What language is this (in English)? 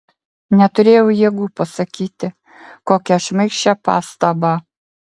Lithuanian